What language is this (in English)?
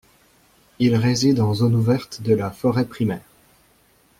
French